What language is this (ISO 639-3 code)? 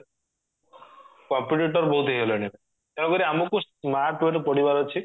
ori